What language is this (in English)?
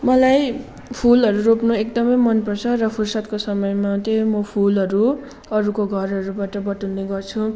Nepali